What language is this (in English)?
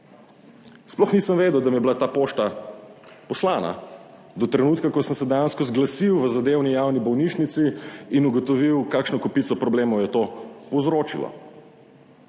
Slovenian